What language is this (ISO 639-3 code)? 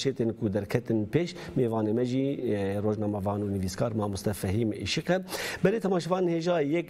tur